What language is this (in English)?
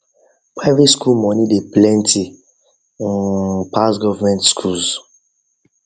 Nigerian Pidgin